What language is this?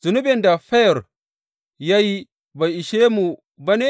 Hausa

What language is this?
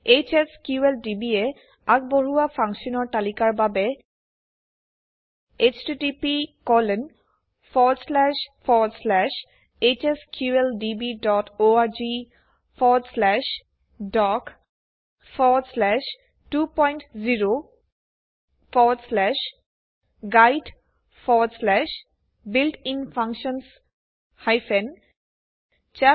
Assamese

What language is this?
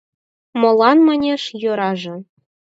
Mari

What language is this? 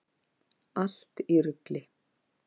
Icelandic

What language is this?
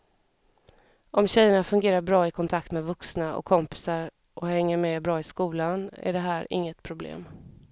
Swedish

